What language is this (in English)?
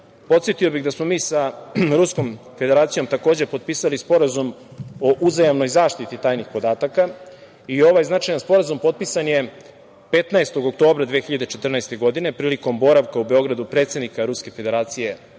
Serbian